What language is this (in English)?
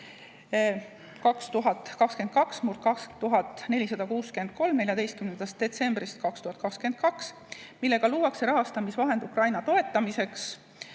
Estonian